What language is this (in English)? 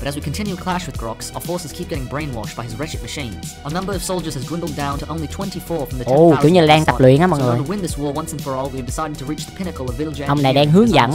Vietnamese